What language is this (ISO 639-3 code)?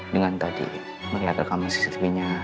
ind